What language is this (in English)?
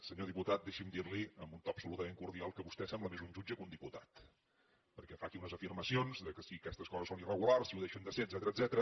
Catalan